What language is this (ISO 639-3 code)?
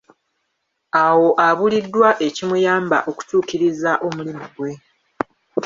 lug